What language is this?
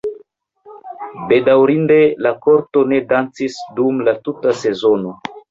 Esperanto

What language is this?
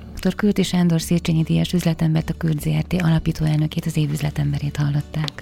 Hungarian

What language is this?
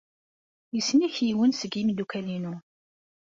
Kabyle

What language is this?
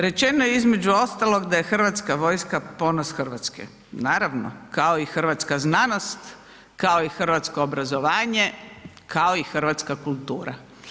Croatian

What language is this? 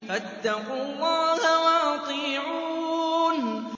Arabic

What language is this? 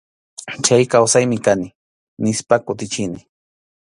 Arequipa-La Unión Quechua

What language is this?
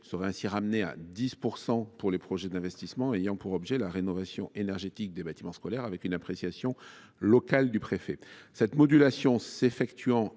French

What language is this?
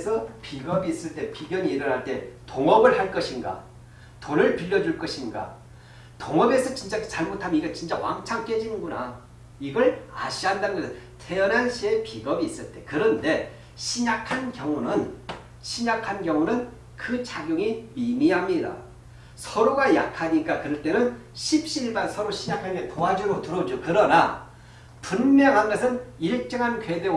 Korean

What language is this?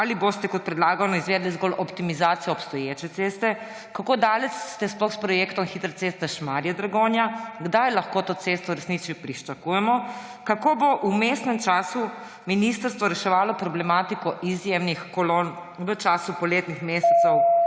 Slovenian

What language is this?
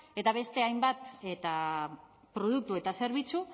Basque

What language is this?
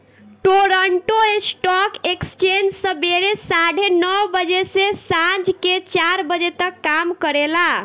Bhojpuri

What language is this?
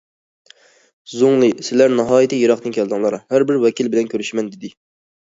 Uyghur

